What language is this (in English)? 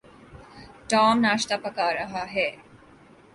Urdu